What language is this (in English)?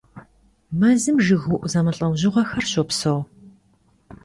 Kabardian